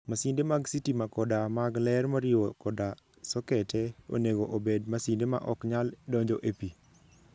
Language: Luo (Kenya and Tanzania)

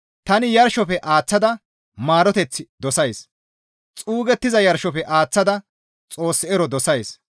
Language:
Gamo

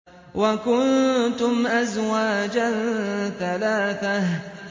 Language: Arabic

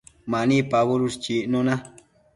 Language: Matsés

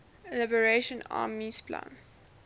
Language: English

